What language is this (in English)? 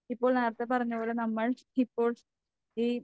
Malayalam